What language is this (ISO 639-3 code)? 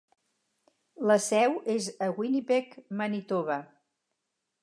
cat